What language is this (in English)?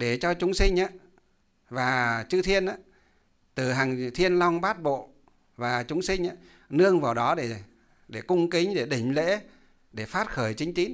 Vietnamese